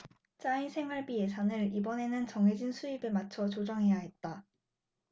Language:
Korean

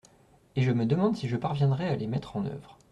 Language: French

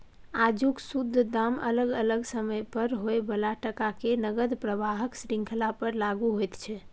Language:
Maithili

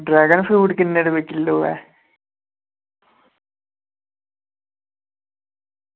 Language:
Dogri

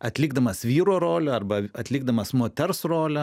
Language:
Lithuanian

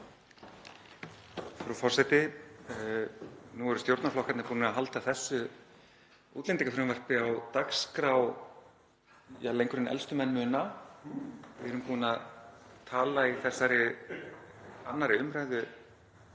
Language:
Icelandic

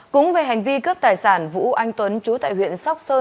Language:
Vietnamese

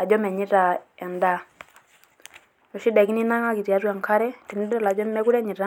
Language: Masai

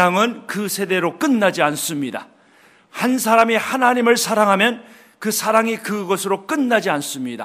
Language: Korean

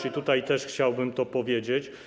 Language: Polish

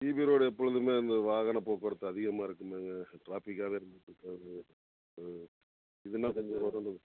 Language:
Tamil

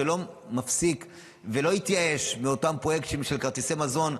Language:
Hebrew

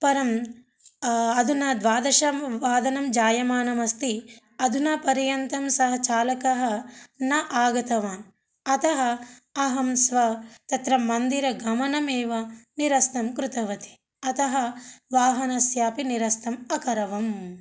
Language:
Sanskrit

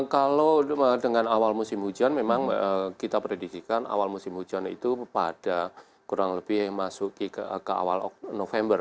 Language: Indonesian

